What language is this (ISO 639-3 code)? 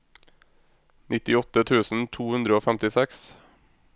nor